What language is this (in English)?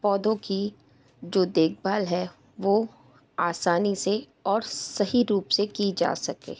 Hindi